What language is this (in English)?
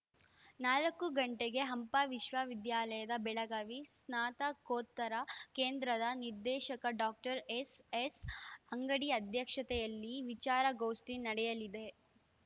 Kannada